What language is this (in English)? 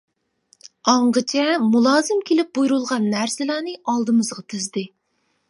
Uyghur